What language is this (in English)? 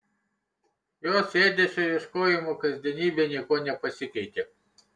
Lithuanian